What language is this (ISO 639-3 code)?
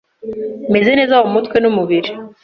kin